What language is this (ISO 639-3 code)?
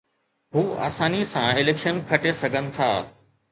snd